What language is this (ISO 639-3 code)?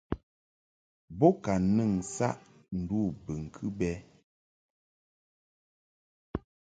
mhk